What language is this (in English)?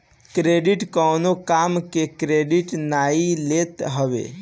Bhojpuri